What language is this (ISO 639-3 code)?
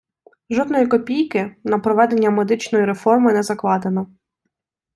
ukr